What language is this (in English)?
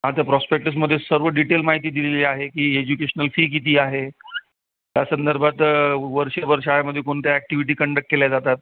Marathi